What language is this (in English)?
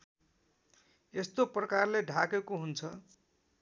Nepali